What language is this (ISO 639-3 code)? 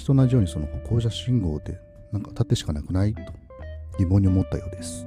jpn